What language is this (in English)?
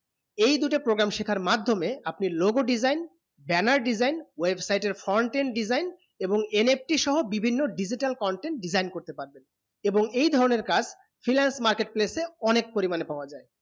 Bangla